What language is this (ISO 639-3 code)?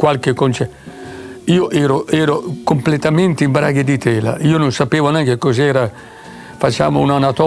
ita